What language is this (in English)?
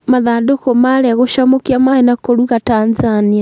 Kikuyu